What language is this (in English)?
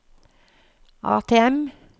Norwegian